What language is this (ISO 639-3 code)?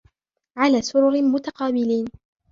ara